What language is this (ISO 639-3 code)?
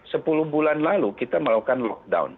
ind